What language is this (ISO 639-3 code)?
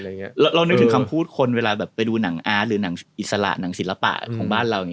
tha